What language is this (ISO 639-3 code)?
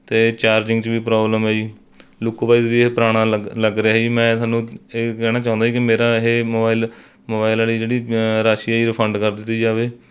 pan